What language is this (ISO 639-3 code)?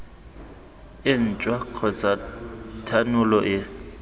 tsn